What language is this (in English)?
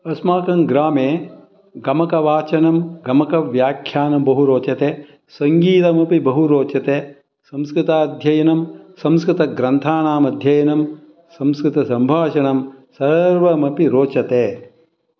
Sanskrit